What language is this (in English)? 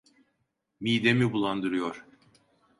Turkish